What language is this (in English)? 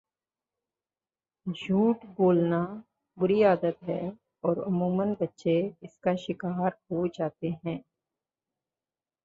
Urdu